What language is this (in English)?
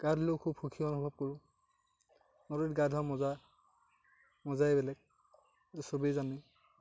Assamese